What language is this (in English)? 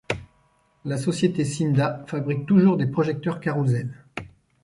French